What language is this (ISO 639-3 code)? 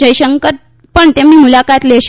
guj